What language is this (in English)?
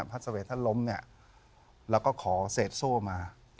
Thai